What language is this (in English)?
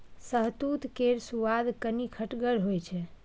Maithili